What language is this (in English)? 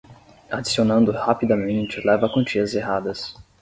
Portuguese